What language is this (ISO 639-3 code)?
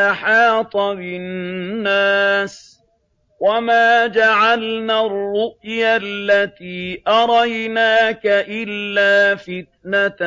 ara